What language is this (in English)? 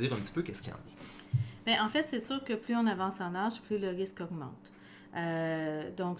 French